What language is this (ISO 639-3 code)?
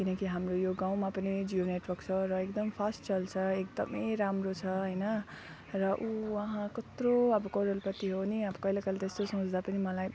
nep